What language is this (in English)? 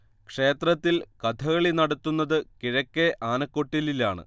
Malayalam